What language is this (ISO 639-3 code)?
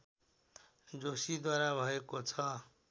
nep